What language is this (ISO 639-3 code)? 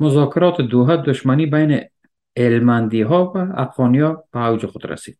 fas